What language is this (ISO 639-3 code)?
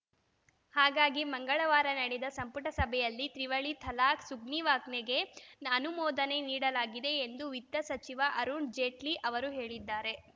kan